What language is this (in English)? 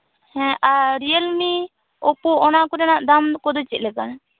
Santali